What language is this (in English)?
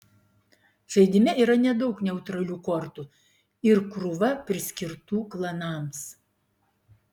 Lithuanian